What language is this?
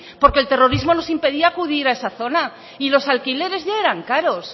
Spanish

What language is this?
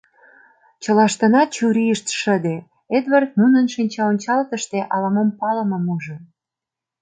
Mari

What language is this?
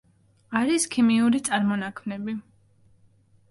Georgian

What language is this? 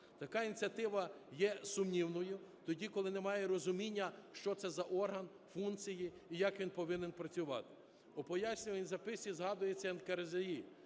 Ukrainian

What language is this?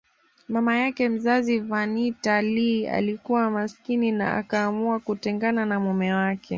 Swahili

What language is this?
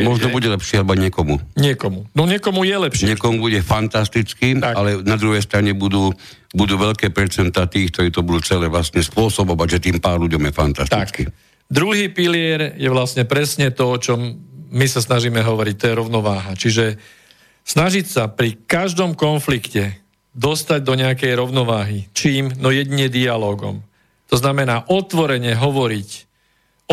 Slovak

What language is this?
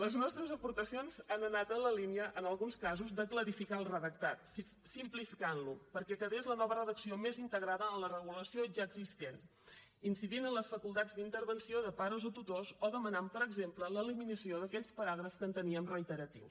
Catalan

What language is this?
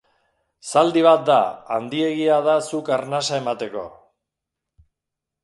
Basque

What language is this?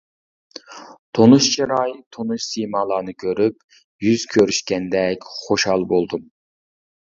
Uyghur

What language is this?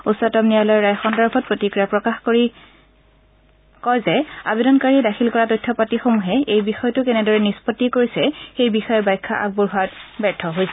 Assamese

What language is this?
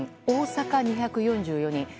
Japanese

